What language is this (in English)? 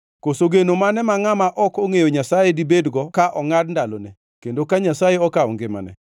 Luo (Kenya and Tanzania)